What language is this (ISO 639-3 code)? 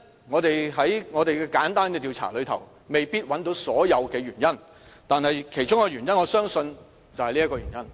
yue